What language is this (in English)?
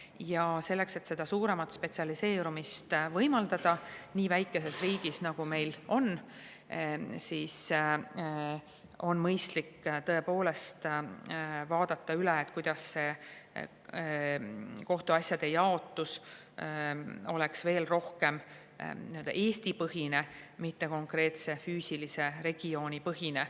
Estonian